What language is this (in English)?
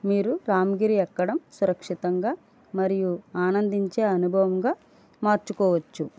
Telugu